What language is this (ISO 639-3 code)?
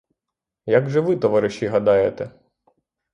ukr